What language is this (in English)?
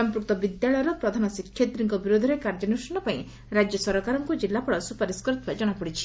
Odia